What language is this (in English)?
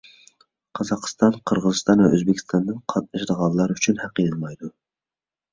Uyghur